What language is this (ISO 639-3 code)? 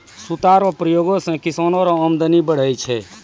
mai